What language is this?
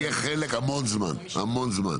Hebrew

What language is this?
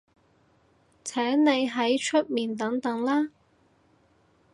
Cantonese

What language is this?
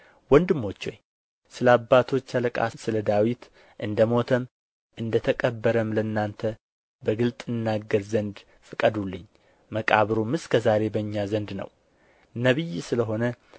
Amharic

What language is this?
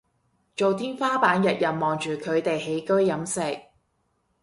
Cantonese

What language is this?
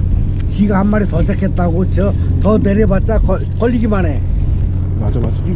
Korean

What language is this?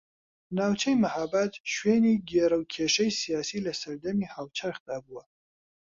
Central Kurdish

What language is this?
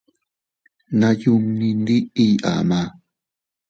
Teutila Cuicatec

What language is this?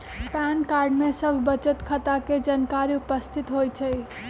Magahi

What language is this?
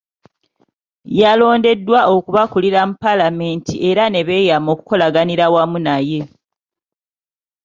Ganda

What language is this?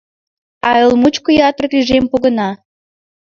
Mari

